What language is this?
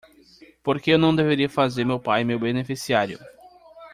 Portuguese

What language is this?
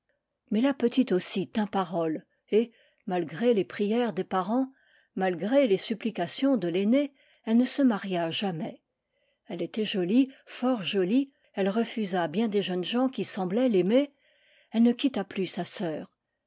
French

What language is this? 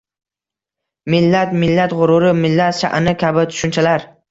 Uzbek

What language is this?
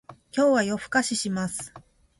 Japanese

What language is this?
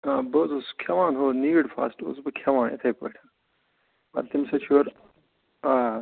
Kashmiri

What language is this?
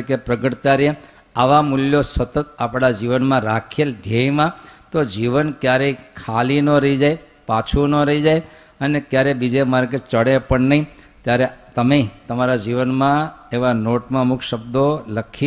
Gujarati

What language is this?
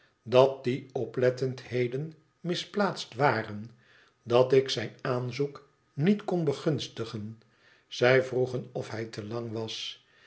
Dutch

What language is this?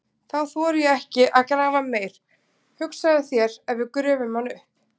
Icelandic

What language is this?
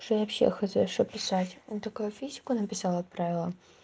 Russian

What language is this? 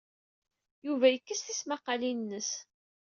Kabyle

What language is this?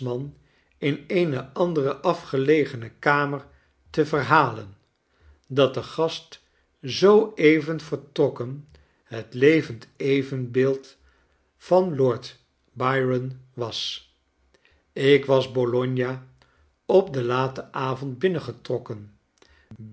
Dutch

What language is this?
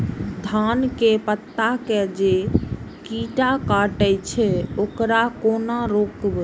Maithili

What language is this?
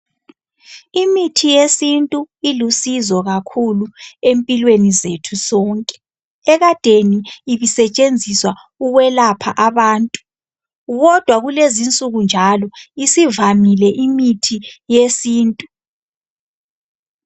North Ndebele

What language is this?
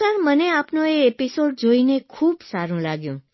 Gujarati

